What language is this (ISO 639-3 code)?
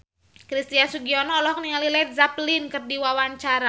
sun